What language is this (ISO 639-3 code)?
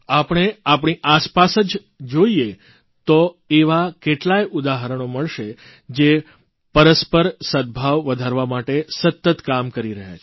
guj